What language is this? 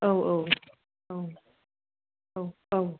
Bodo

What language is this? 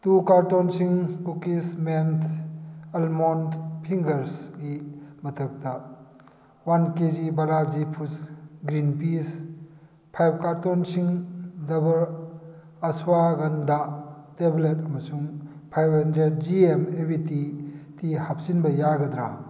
Manipuri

